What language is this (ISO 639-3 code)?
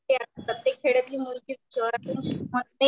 mar